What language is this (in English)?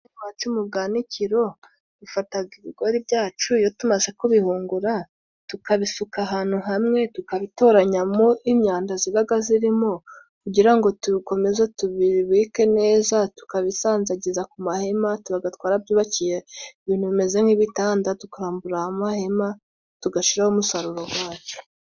Kinyarwanda